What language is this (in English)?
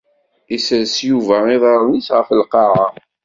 Kabyle